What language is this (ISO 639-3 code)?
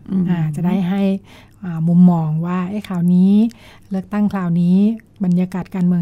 tha